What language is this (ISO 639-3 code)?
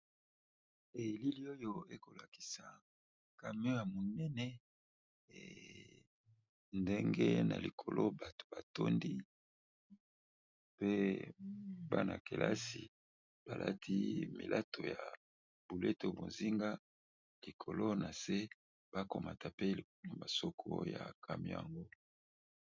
lin